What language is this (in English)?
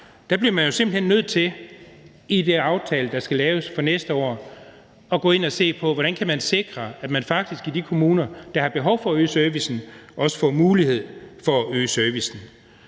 Danish